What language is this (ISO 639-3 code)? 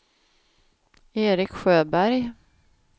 swe